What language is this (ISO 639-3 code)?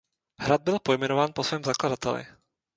ces